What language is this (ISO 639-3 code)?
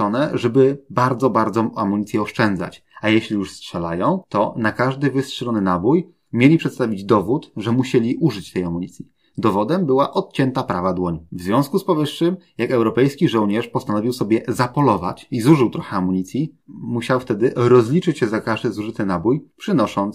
pol